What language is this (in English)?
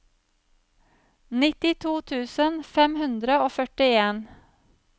Norwegian